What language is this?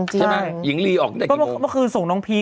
Thai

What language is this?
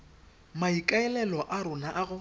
Tswana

